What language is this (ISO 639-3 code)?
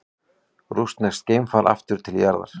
isl